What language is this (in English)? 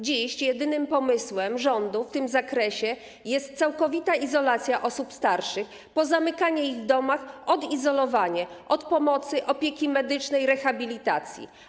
Polish